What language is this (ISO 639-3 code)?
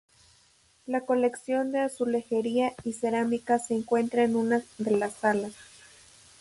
spa